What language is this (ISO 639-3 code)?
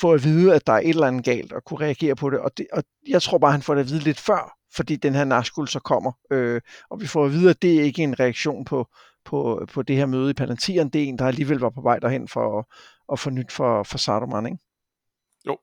dan